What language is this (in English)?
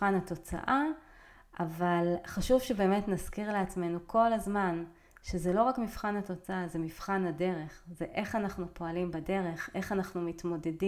Hebrew